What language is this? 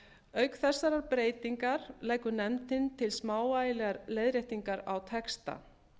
Icelandic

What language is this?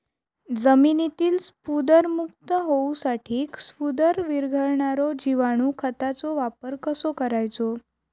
Marathi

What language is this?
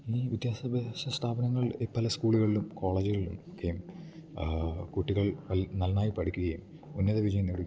Malayalam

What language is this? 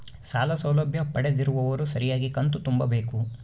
Kannada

